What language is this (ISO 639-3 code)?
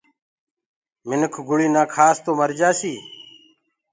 ggg